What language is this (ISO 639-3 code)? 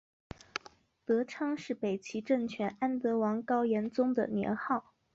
zho